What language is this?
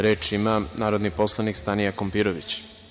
Serbian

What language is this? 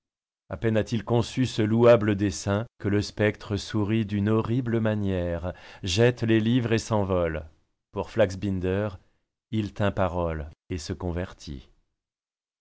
French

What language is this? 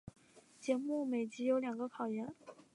Chinese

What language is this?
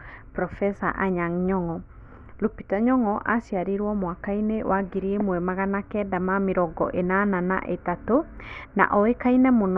Kikuyu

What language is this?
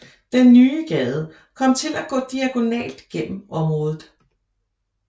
Danish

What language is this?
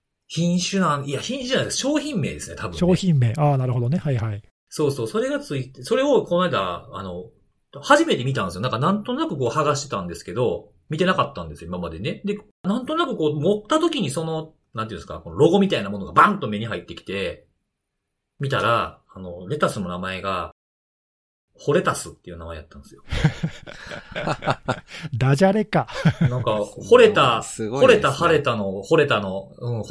Japanese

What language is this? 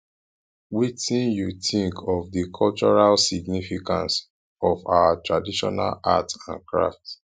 Nigerian Pidgin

